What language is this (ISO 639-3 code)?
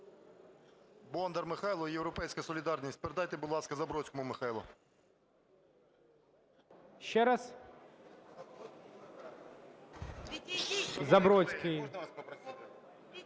ukr